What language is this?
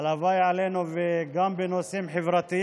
Hebrew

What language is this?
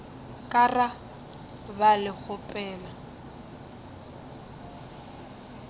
Northern Sotho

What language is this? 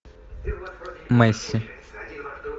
Russian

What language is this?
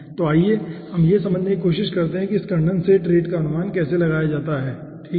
Hindi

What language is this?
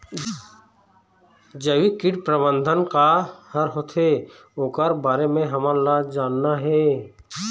Chhattisgarhi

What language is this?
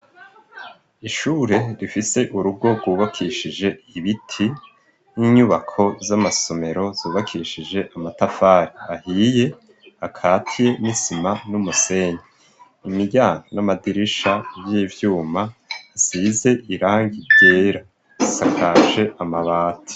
Rundi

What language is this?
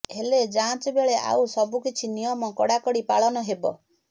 Odia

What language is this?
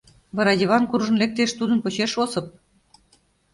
Mari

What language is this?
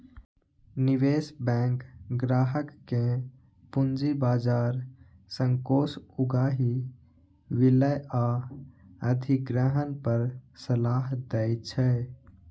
Maithili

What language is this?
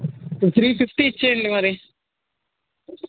Telugu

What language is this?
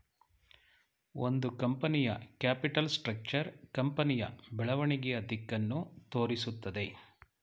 Kannada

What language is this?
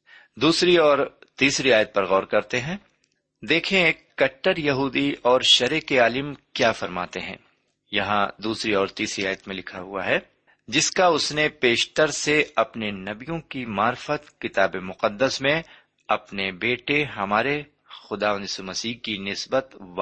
Urdu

